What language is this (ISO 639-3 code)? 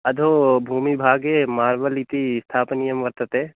san